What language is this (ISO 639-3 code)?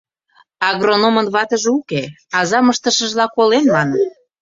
chm